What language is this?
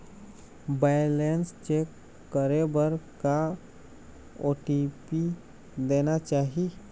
Chhattisgarhi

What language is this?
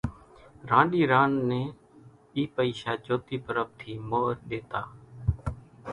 Kachi Koli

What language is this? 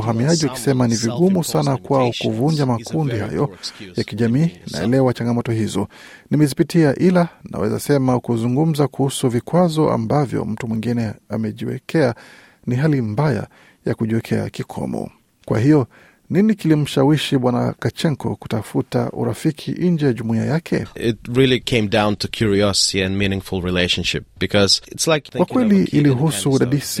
Swahili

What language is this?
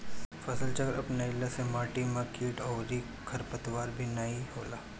Bhojpuri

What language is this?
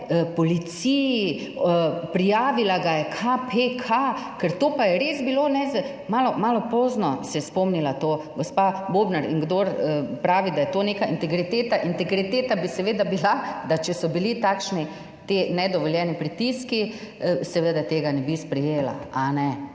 Slovenian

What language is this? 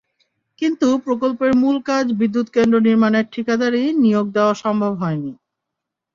Bangla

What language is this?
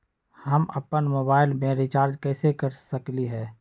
Magahi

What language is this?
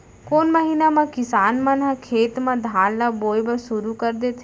Chhattisgarhi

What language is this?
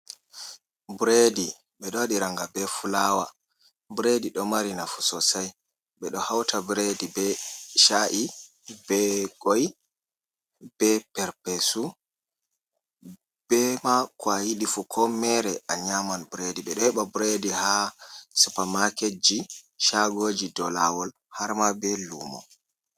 Fula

